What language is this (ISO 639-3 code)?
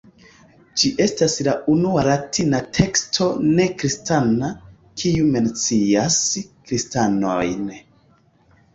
epo